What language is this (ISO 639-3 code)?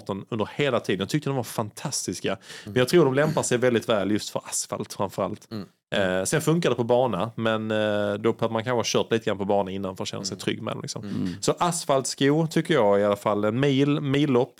swe